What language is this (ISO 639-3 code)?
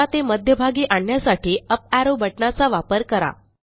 mar